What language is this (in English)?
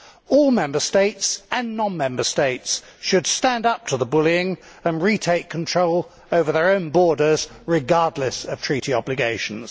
English